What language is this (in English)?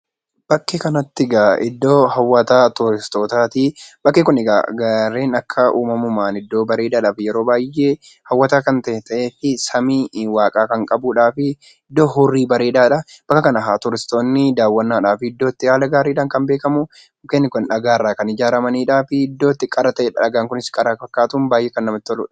Oromo